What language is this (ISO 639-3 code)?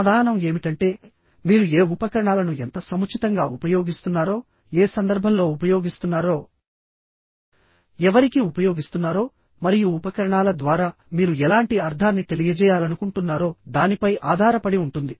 tel